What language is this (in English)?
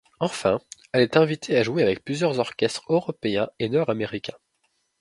French